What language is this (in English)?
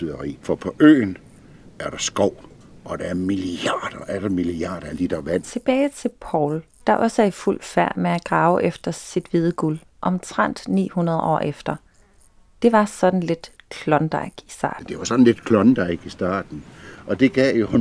Danish